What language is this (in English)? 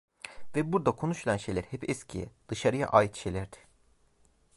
Turkish